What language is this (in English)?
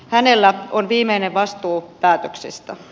Finnish